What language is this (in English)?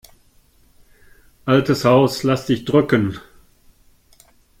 German